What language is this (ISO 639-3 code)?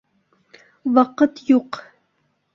bak